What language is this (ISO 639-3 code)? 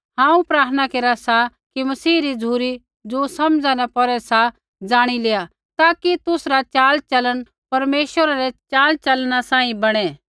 kfx